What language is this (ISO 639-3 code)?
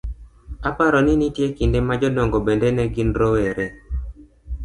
luo